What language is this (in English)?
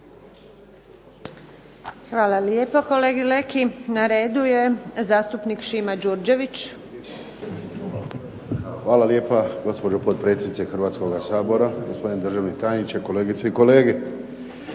Croatian